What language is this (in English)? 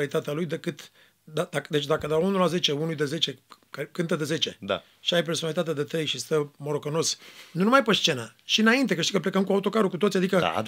Romanian